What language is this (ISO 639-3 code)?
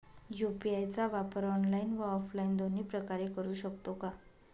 mar